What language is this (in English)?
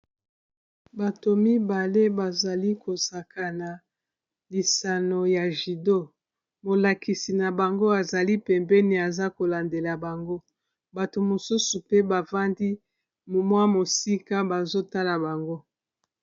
Lingala